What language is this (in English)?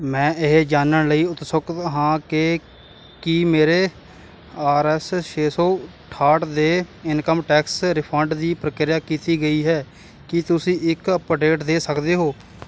Punjabi